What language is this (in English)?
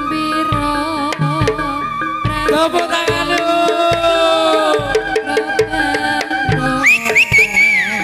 Indonesian